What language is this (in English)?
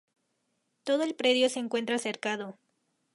Spanish